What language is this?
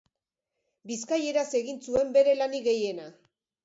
Basque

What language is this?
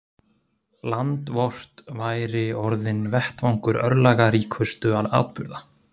Icelandic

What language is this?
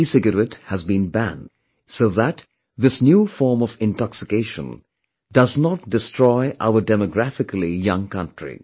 English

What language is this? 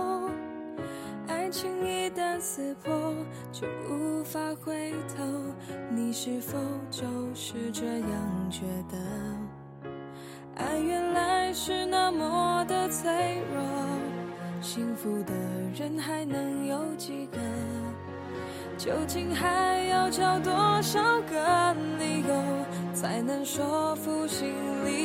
Chinese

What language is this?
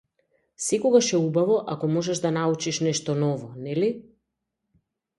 Macedonian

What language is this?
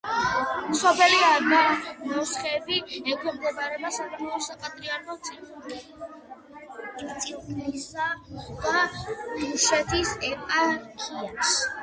Georgian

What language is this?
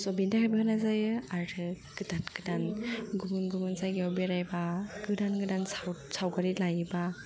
Bodo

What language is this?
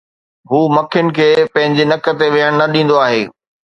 Sindhi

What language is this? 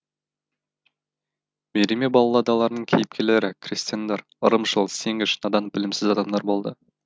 Kazakh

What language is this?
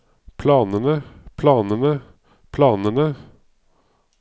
Norwegian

